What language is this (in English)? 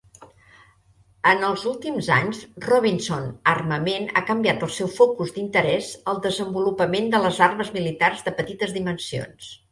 Catalan